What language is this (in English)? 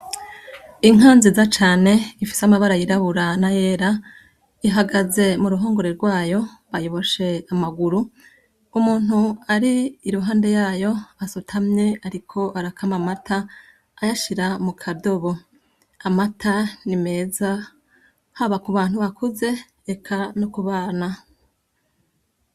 Rundi